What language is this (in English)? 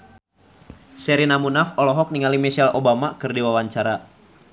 Sundanese